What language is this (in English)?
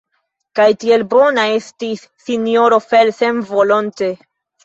Esperanto